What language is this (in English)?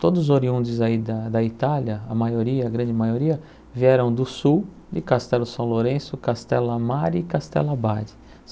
Portuguese